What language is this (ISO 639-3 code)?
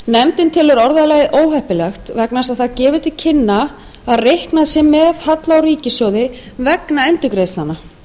isl